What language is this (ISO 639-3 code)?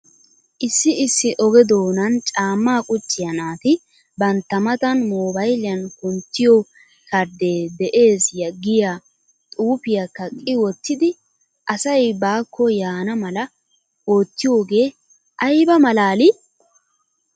wal